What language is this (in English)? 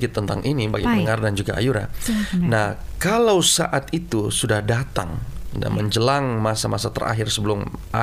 Indonesian